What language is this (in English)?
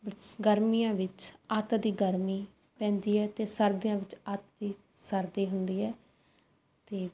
Punjabi